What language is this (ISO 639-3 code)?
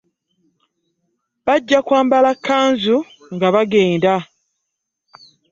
lug